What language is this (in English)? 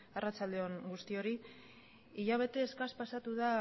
Basque